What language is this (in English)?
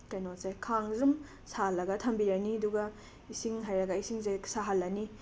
Manipuri